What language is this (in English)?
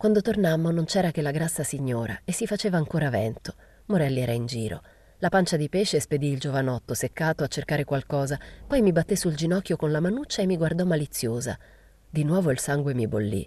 Italian